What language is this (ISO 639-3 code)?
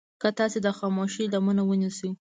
pus